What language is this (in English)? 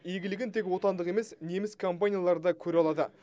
Kazakh